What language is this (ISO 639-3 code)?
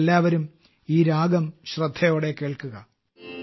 mal